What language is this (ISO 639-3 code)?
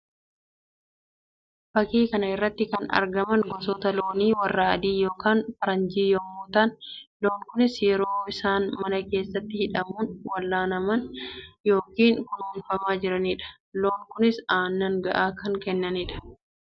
orm